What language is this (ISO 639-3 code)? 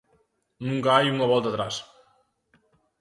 glg